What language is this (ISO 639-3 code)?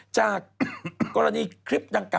tha